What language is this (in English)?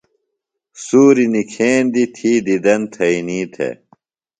Phalura